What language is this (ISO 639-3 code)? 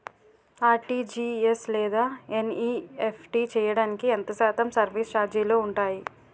tel